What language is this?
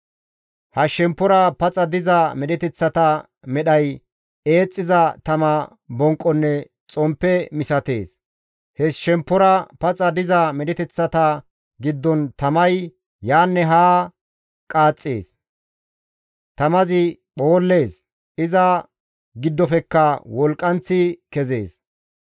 Gamo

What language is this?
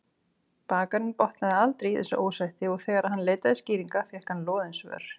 Icelandic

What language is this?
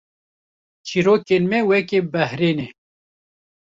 Kurdish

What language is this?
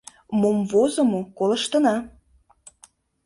Mari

